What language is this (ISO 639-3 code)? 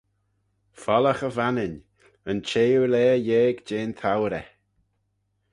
glv